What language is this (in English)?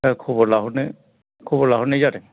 Bodo